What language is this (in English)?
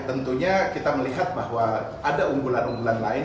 Indonesian